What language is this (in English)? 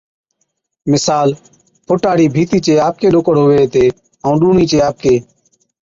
Od